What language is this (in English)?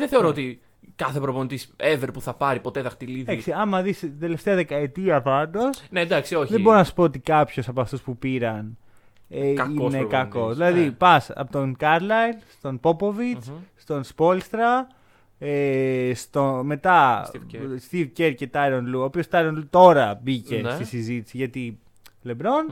Greek